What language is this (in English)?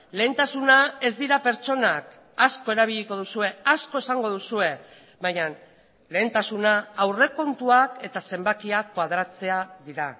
Basque